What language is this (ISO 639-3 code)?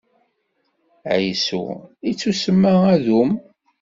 kab